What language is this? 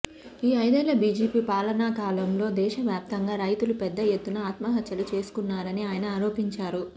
Telugu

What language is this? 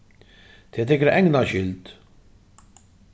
Faroese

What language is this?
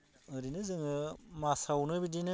Bodo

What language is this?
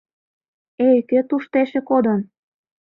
Mari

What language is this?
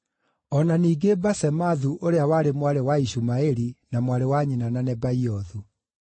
Kikuyu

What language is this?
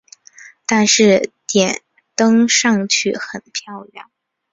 Chinese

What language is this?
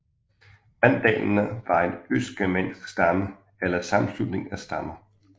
Danish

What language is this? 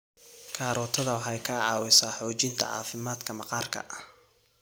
Somali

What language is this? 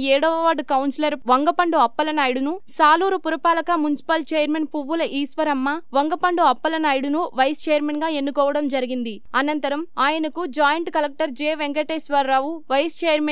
Hindi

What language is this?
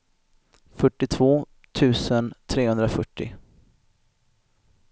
Swedish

